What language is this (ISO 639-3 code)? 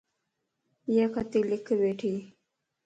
lss